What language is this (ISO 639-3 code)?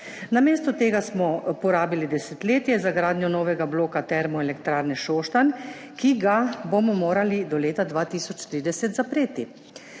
slv